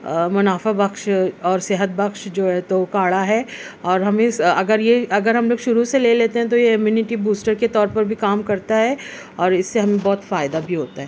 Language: Urdu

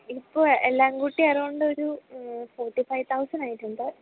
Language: Malayalam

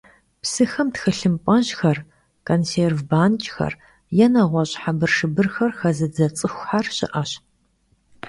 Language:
Kabardian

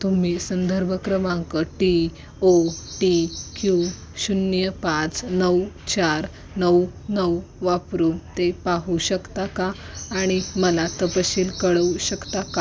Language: Marathi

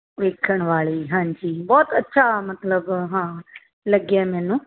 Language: Punjabi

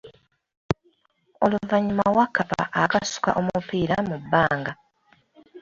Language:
Ganda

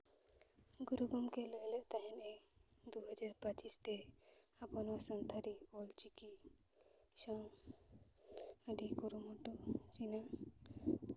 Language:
Santali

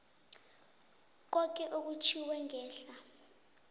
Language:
South Ndebele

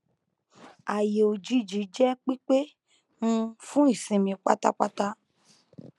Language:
Yoruba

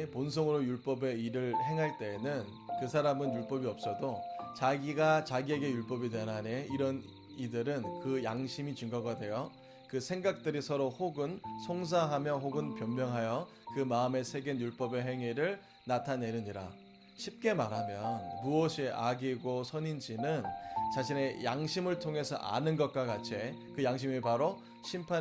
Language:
Korean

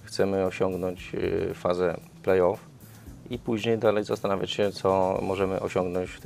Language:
Polish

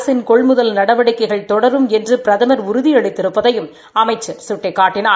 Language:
Tamil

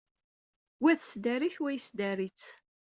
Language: Kabyle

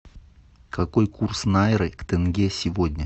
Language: Russian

